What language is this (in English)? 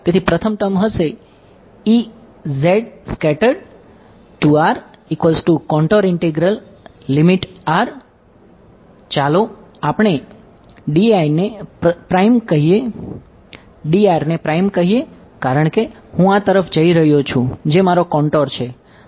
Gujarati